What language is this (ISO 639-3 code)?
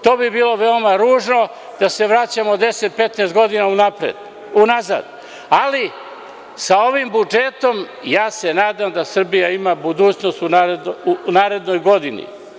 srp